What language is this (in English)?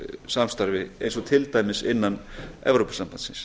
Icelandic